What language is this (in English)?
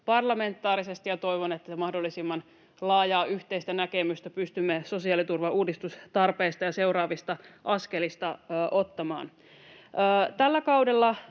Finnish